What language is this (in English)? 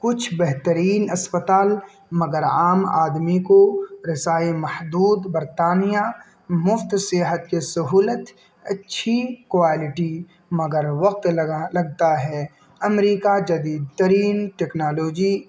Urdu